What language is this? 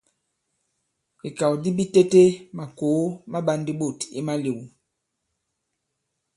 Bankon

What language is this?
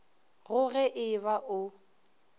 Northern Sotho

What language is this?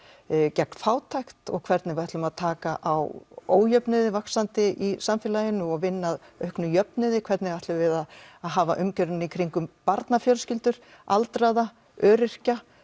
Icelandic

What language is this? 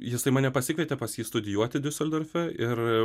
Lithuanian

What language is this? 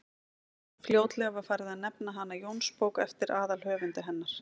Icelandic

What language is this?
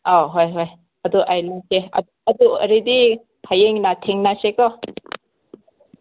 Manipuri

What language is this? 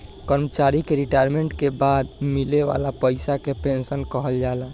Bhojpuri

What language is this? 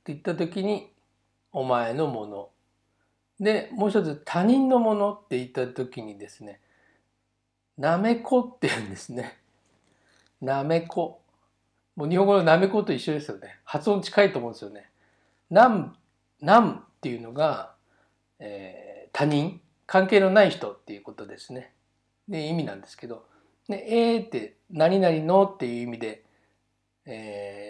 Japanese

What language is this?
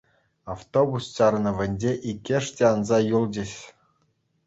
Chuvash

